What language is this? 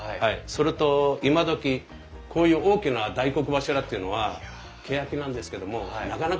Japanese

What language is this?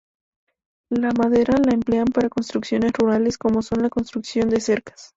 Spanish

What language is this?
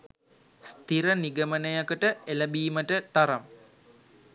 Sinhala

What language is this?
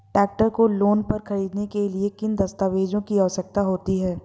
Hindi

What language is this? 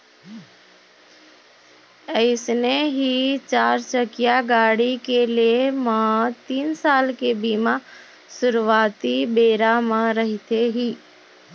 Chhattisgarhi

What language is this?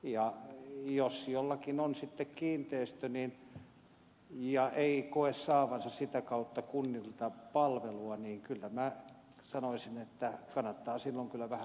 Finnish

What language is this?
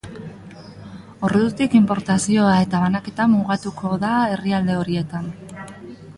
Basque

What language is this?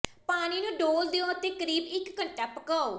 Punjabi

